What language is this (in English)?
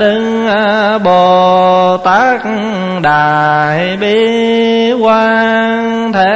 Vietnamese